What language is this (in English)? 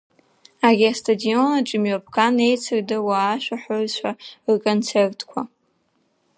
Abkhazian